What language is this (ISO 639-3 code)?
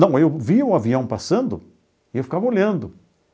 por